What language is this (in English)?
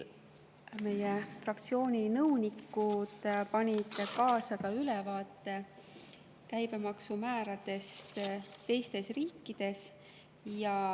Estonian